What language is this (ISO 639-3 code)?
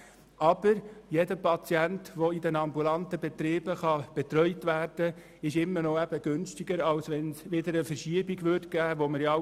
gsw